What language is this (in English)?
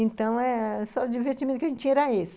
Portuguese